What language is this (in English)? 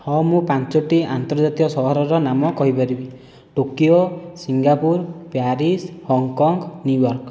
Odia